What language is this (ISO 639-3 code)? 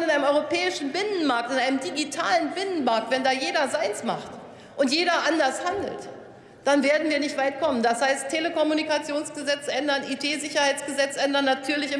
deu